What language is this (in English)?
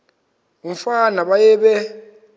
Xhosa